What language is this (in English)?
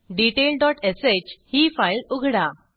Marathi